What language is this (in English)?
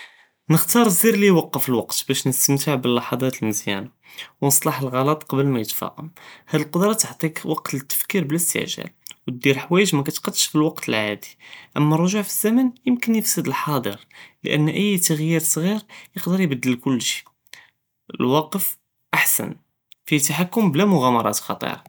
Judeo-Arabic